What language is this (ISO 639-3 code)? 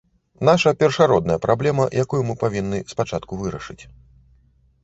bel